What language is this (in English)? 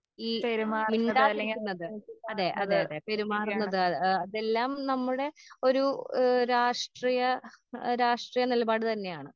Malayalam